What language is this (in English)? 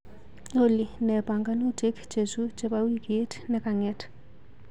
Kalenjin